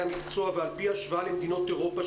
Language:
Hebrew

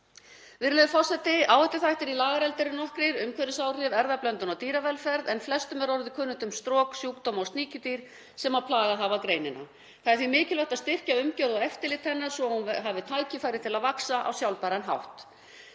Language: Icelandic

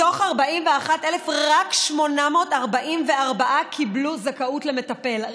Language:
Hebrew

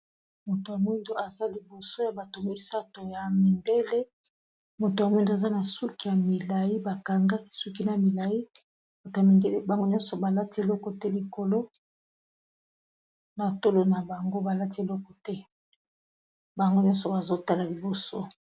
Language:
Lingala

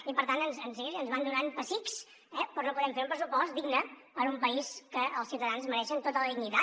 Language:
Catalan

